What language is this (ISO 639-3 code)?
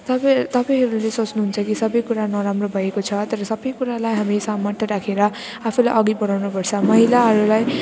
nep